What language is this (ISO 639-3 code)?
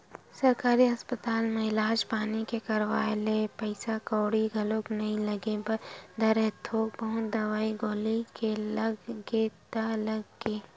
hne